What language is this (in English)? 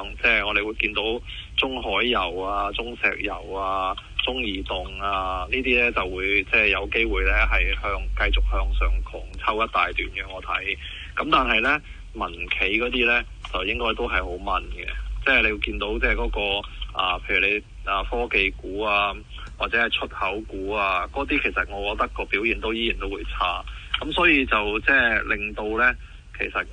Chinese